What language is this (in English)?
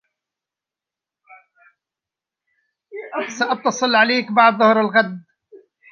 Arabic